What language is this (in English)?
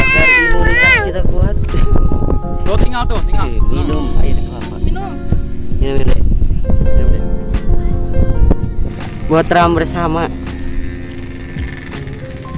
Indonesian